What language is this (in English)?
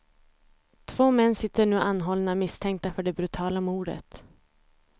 Swedish